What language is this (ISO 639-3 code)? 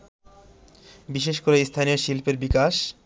ben